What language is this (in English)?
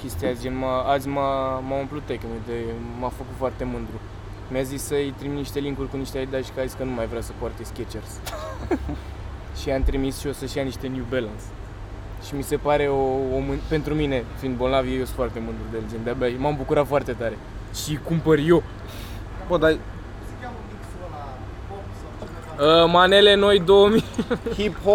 Romanian